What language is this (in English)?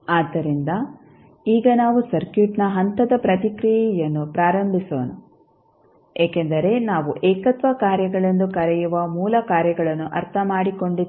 Kannada